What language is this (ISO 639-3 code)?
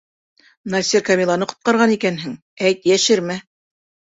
bak